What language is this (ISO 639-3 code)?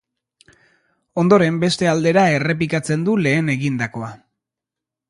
eus